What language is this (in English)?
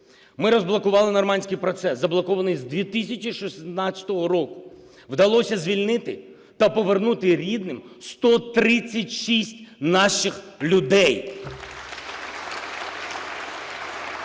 Ukrainian